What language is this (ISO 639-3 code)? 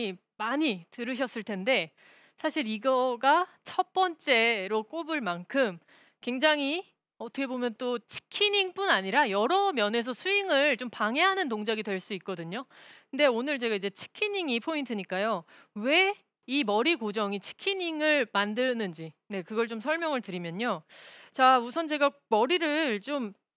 kor